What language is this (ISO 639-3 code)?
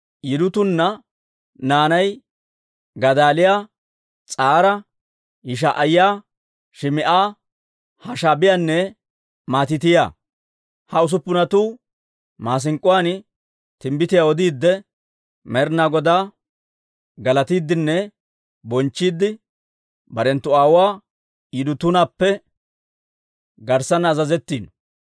dwr